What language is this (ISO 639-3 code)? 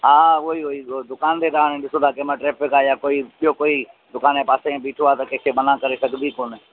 snd